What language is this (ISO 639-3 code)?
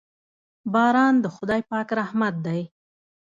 pus